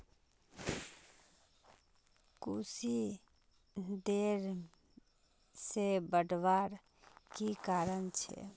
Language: Magahi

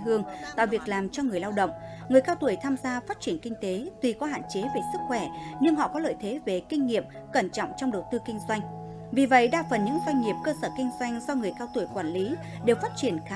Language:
Vietnamese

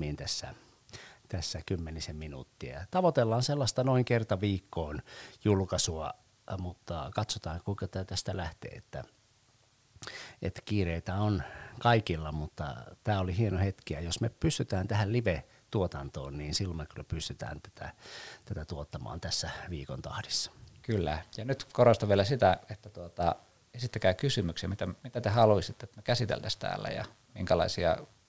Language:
Finnish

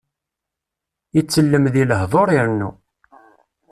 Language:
Kabyle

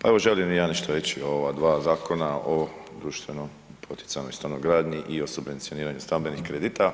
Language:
Croatian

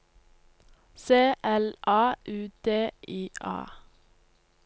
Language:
Norwegian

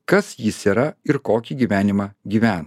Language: Lithuanian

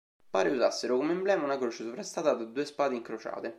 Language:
Italian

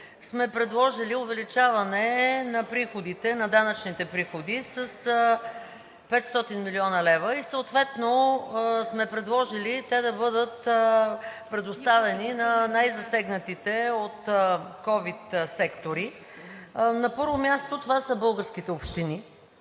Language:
Bulgarian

